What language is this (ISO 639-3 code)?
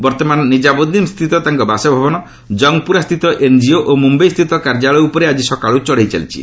ori